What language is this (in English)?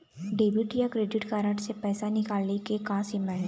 Chhattisgarhi